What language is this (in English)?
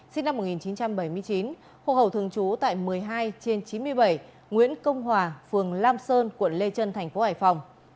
Vietnamese